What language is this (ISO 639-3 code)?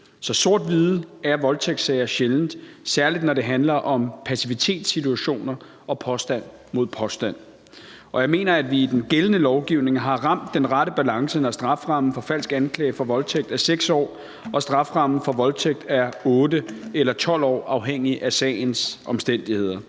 dan